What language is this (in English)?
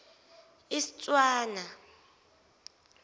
Zulu